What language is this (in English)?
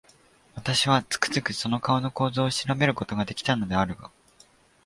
Japanese